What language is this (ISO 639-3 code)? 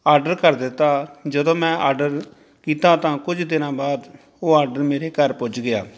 pan